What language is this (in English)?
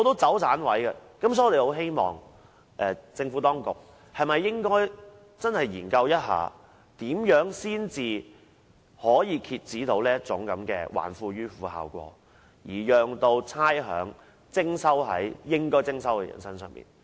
Cantonese